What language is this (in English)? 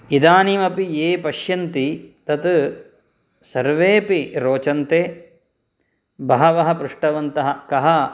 Sanskrit